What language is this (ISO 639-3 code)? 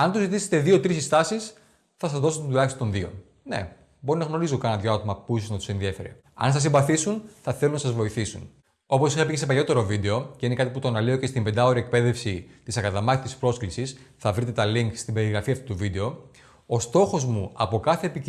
ell